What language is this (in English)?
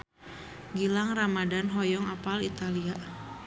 Sundanese